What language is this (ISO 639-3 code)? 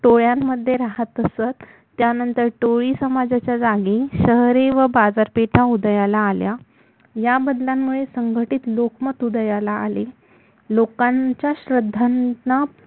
mar